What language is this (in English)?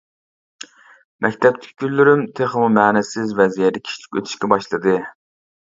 Uyghur